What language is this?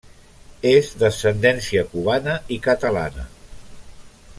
Catalan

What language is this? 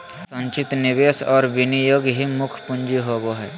Magahi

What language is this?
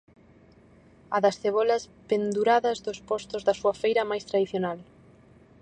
Galician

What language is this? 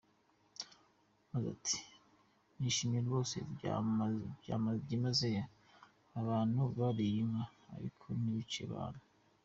Kinyarwanda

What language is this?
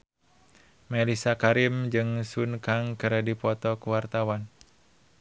Sundanese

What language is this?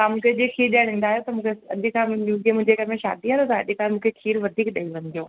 Sindhi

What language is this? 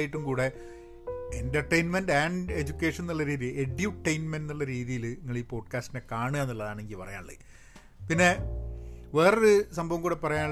Malayalam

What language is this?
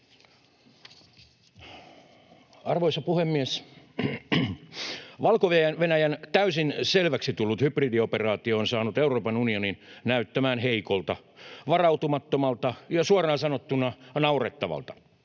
Finnish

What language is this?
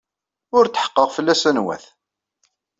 Kabyle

